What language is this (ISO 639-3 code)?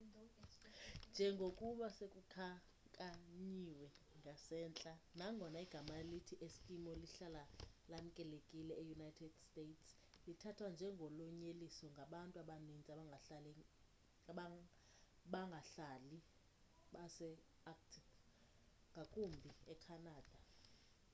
xho